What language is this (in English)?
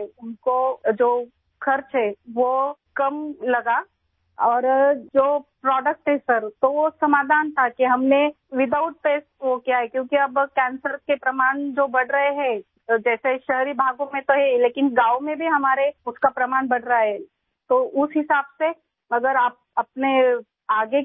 Hindi